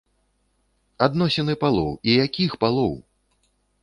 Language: Belarusian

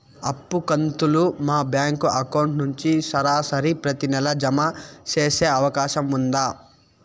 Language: Telugu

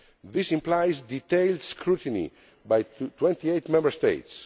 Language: English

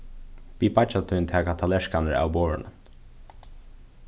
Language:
Faroese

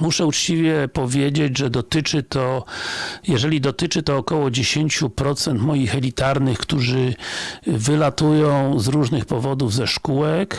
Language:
Polish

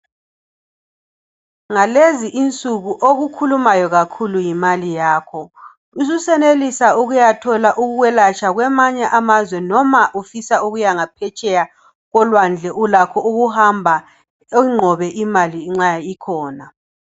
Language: North Ndebele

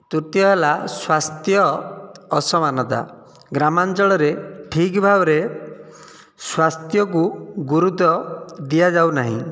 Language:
Odia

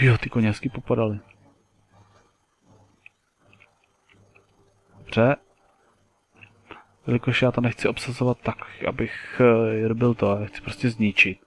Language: Czech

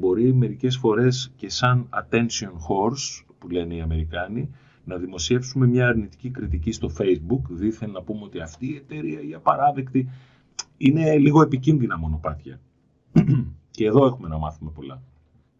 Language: Greek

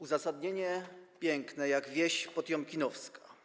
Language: Polish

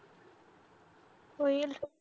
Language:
Marathi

